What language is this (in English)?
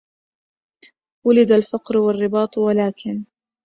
Arabic